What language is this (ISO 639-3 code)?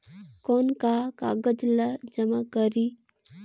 hne